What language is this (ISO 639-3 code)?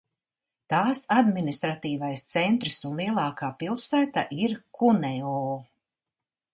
lav